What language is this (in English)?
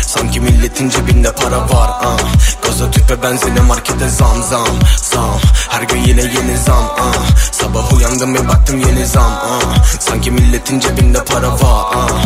Turkish